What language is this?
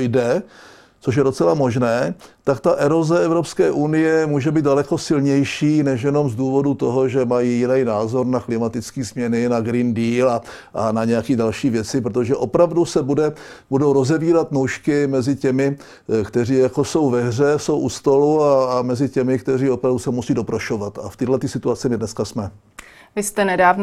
Czech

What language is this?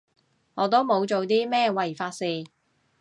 Cantonese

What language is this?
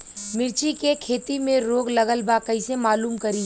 Bhojpuri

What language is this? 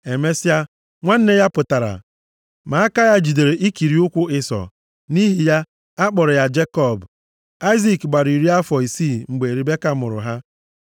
Igbo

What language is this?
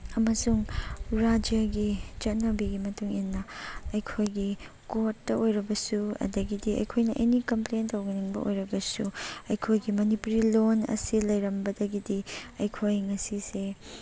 Manipuri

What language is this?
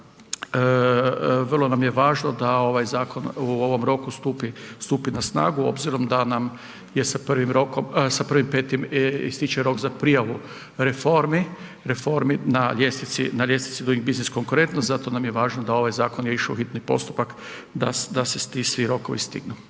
Croatian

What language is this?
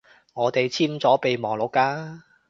Cantonese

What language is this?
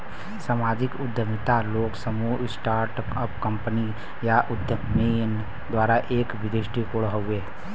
Bhojpuri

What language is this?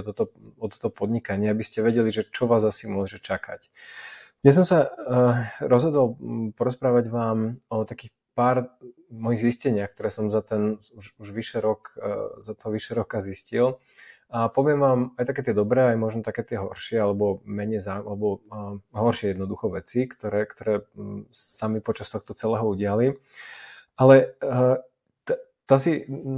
Slovak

